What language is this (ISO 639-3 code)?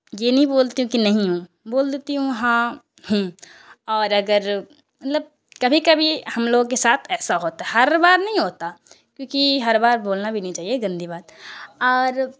urd